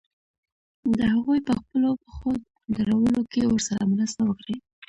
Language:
Pashto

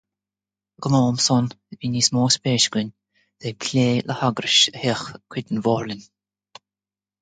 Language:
Irish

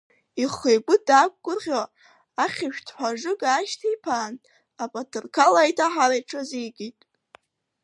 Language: Abkhazian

